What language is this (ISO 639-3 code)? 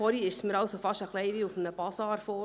gsw